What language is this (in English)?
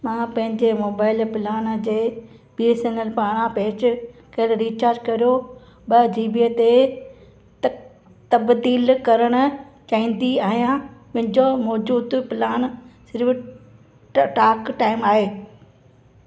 Sindhi